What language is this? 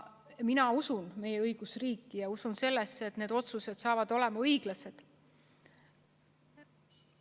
Estonian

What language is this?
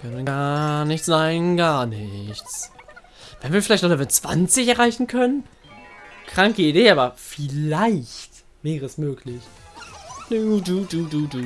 German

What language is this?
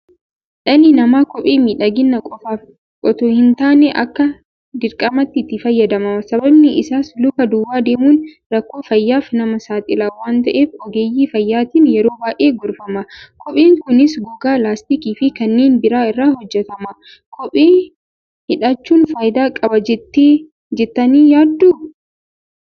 Oromo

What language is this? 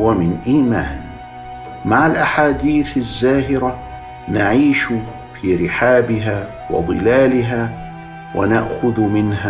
Arabic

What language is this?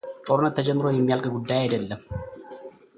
Amharic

